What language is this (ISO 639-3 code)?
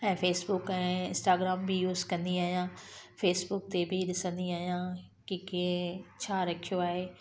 snd